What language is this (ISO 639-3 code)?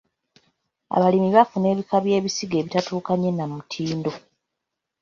lug